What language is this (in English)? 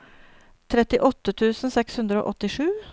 Norwegian